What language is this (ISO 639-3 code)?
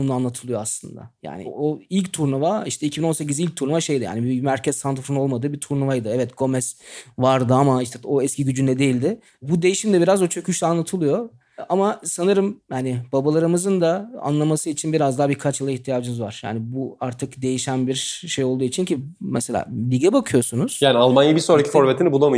tur